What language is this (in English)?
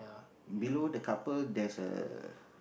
English